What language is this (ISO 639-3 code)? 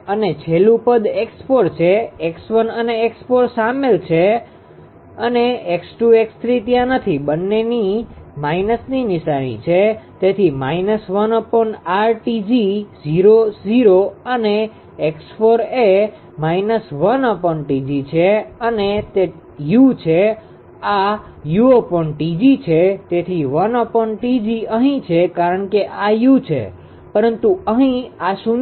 guj